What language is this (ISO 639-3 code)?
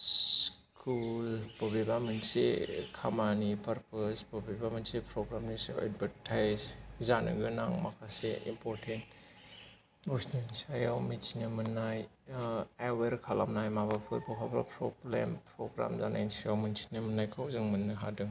brx